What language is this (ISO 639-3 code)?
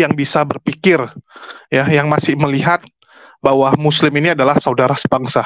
ind